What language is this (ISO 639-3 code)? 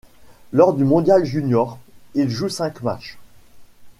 fra